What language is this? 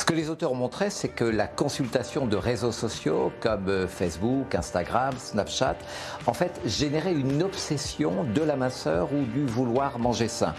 French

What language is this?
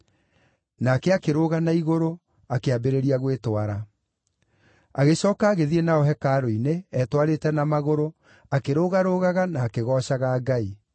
Kikuyu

